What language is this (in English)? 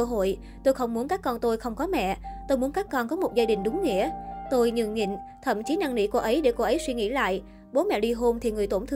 Vietnamese